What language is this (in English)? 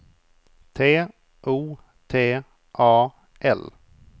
Swedish